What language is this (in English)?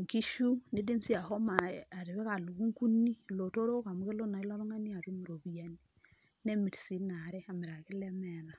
Masai